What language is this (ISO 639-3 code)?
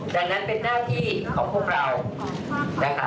tha